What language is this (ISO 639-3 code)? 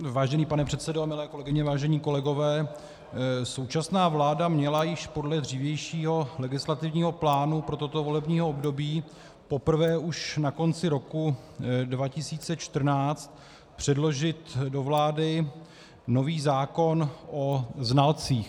ces